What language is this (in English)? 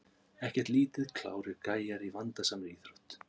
Icelandic